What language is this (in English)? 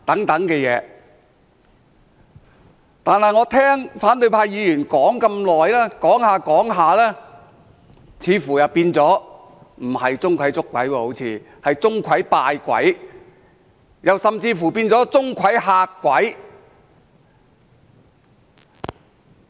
Cantonese